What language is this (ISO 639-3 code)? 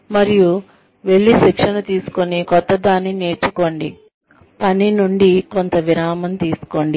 tel